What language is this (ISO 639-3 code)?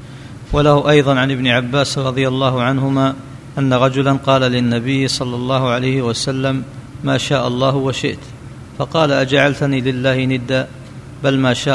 ara